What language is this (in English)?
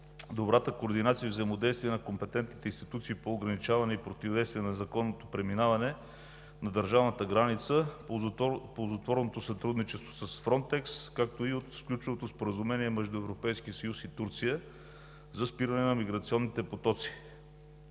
Bulgarian